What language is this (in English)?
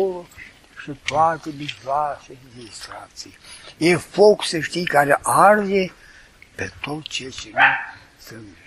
Romanian